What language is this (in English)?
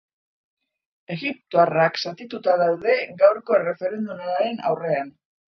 Basque